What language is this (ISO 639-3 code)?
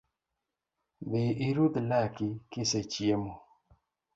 luo